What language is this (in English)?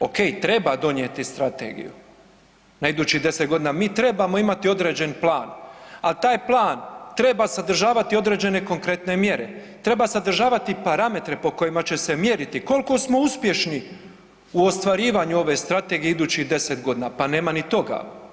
Croatian